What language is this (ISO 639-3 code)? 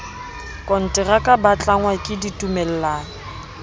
sot